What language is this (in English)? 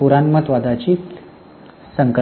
Marathi